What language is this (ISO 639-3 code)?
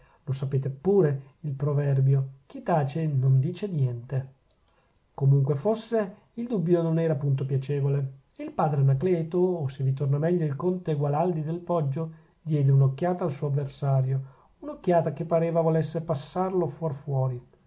ita